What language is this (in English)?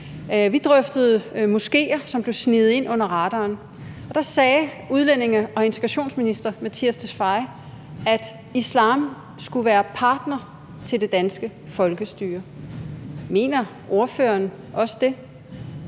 Danish